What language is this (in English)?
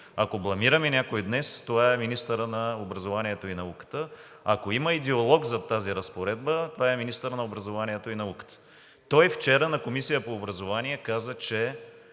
Bulgarian